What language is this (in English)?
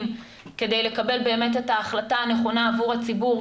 Hebrew